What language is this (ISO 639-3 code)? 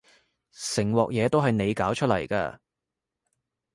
yue